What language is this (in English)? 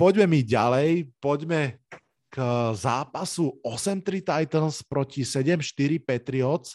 Slovak